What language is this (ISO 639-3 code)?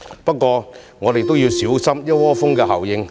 yue